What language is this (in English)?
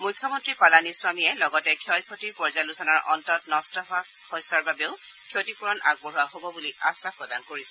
Assamese